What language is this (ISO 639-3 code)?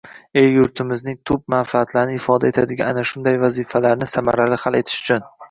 uzb